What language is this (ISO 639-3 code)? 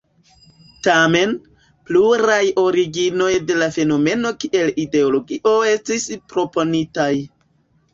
epo